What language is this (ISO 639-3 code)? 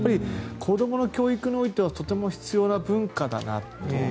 jpn